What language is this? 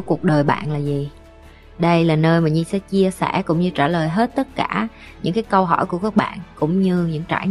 Vietnamese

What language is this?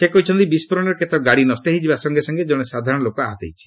Odia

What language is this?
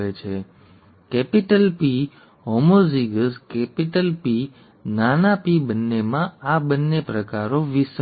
Gujarati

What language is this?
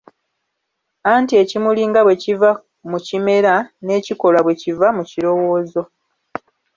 Ganda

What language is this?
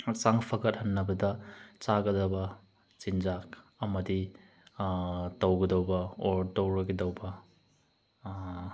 Manipuri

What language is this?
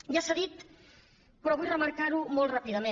Catalan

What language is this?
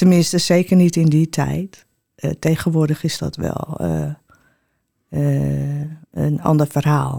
Dutch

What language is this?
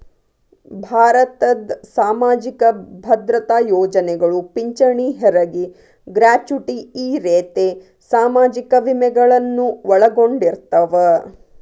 Kannada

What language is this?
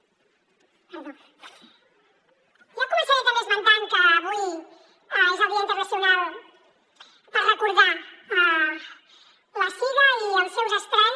Catalan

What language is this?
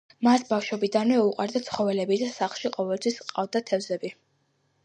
Georgian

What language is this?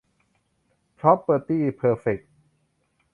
Thai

